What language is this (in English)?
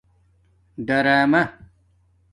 Domaaki